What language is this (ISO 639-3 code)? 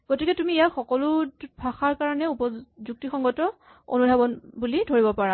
asm